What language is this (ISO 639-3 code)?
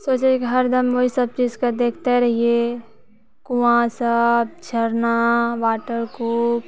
mai